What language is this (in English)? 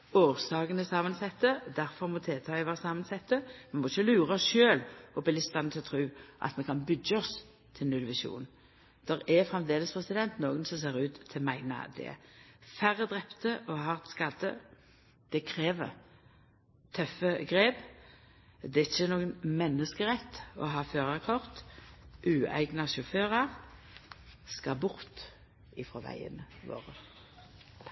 Norwegian Nynorsk